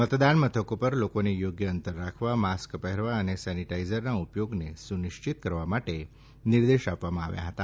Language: Gujarati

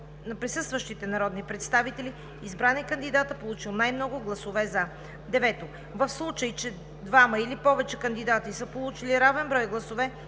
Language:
Bulgarian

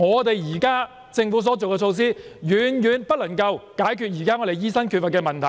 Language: Cantonese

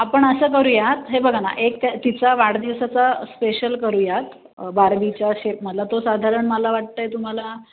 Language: Marathi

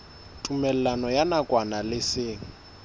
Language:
Southern Sotho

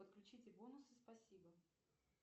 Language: Russian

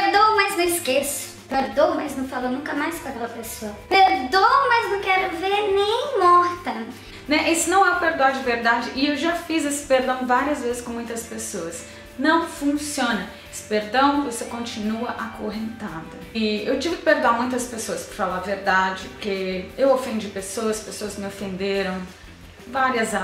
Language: Portuguese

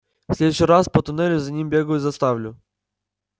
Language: Russian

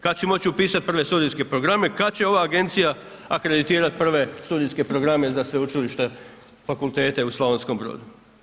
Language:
Croatian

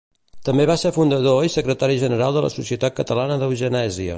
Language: Catalan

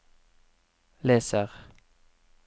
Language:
Norwegian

